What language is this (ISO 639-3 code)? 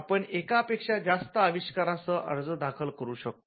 mar